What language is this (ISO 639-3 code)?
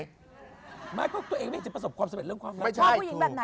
tha